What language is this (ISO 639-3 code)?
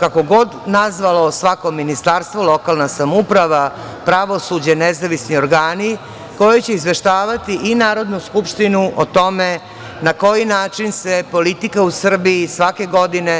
srp